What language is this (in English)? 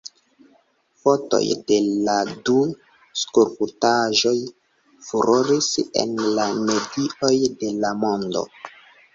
Esperanto